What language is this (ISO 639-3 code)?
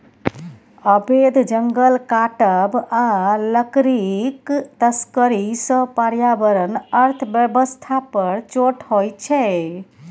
mai